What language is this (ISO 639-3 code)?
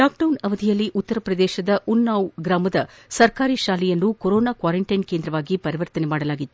kan